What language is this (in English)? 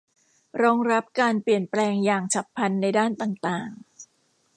Thai